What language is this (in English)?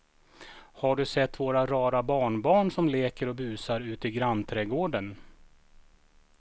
Swedish